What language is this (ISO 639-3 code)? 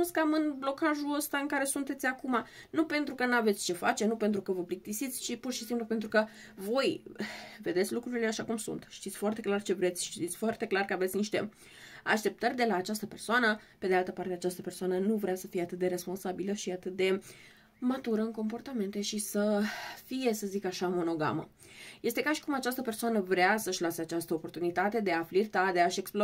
ron